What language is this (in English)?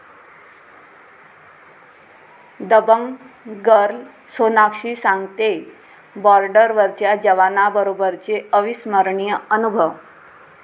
Marathi